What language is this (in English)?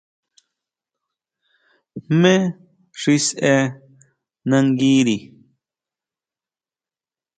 Huautla Mazatec